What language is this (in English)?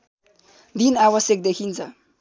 Nepali